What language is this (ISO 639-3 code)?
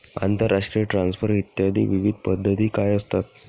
mar